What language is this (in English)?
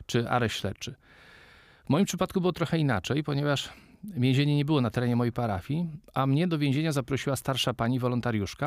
Polish